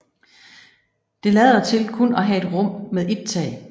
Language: Danish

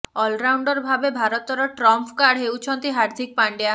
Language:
Odia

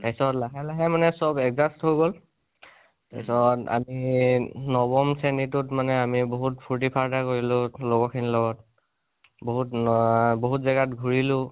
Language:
Assamese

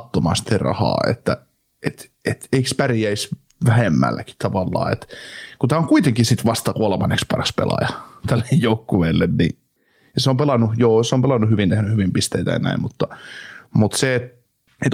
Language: Finnish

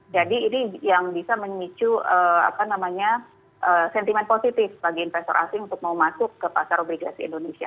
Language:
Indonesian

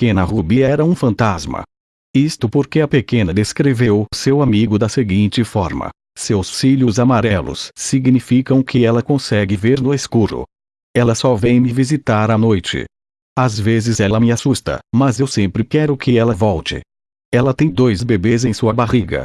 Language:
Portuguese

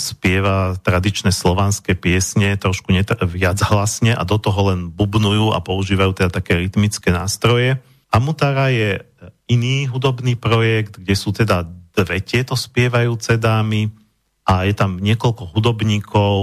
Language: Slovak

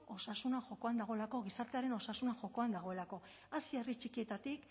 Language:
Basque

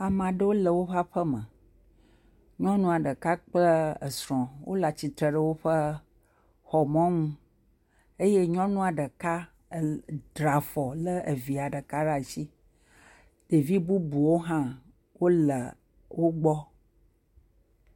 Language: Ewe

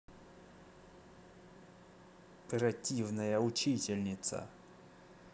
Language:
Russian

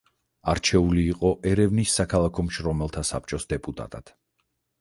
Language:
Georgian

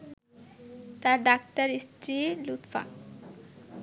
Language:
Bangla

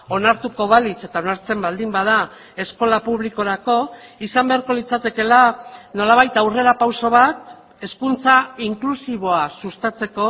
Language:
Basque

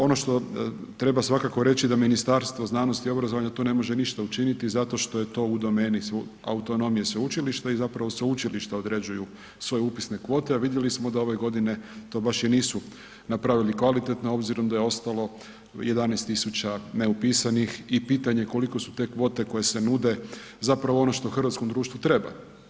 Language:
Croatian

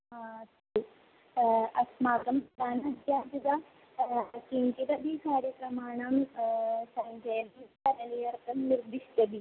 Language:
Sanskrit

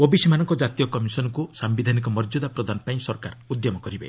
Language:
Odia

